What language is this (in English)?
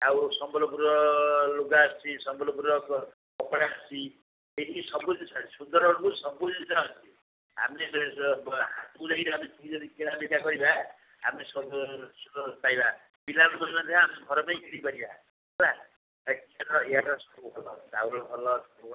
Odia